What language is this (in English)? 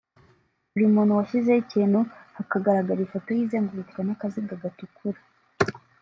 Kinyarwanda